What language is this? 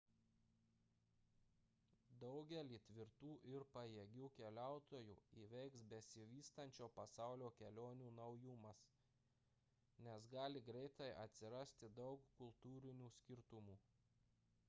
Lithuanian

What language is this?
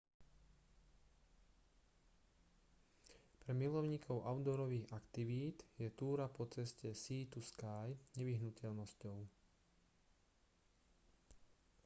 Slovak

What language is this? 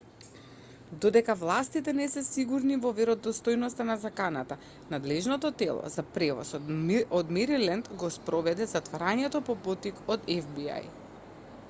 Macedonian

